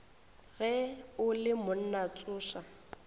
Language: Northern Sotho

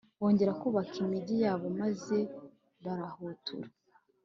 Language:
Kinyarwanda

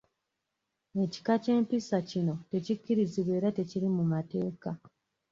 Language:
Ganda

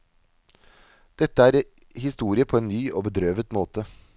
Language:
Norwegian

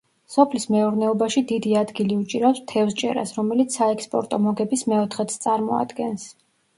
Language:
Georgian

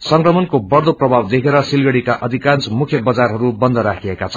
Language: Nepali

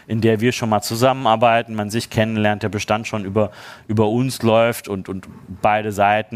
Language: German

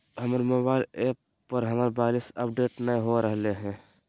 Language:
Magahi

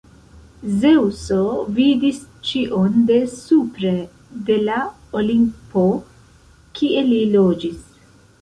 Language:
Esperanto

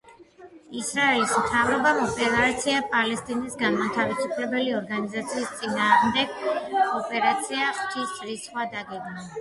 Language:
Georgian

